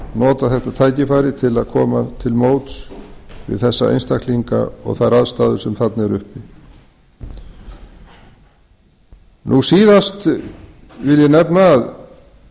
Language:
Icelandic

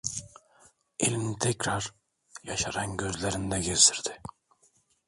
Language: Turkish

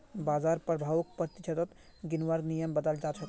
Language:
Magahi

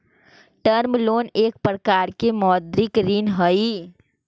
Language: Magahi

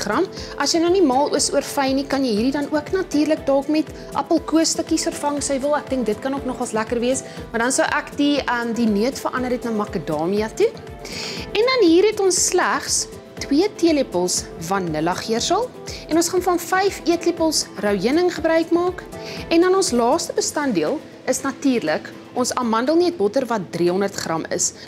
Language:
Dutch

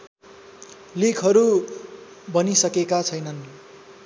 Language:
Nepali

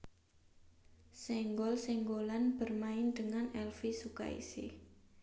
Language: Javanese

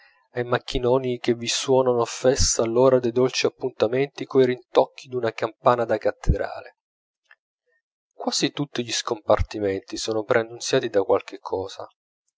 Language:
Italian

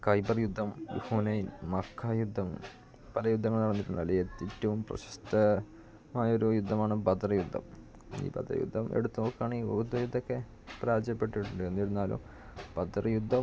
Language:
Malayalam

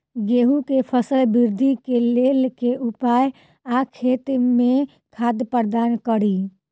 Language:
Maithili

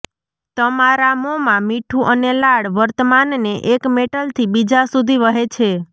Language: Gujarati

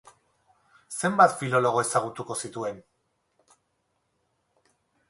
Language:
Basque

